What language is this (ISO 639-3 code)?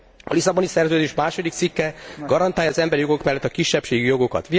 hun